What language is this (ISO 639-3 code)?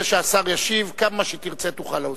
heb